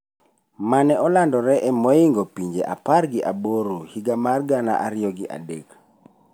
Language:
Luo (Kenya and Tanzania)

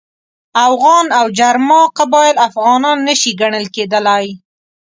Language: Pashto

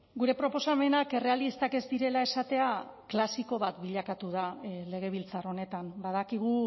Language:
Basque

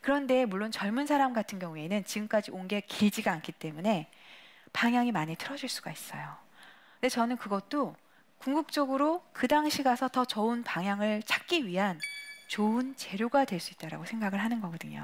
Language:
Korean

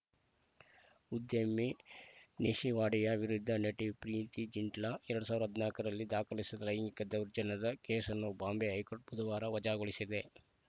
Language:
Kannada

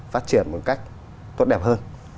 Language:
Vietnamese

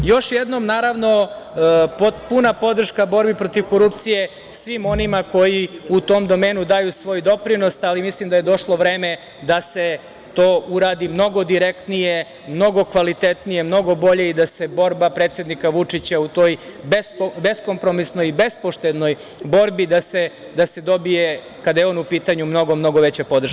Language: Serbian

